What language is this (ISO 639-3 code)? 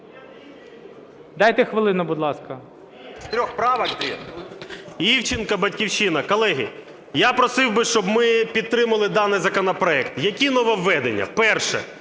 ukr